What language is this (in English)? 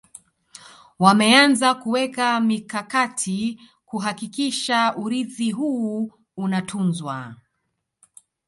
Swahili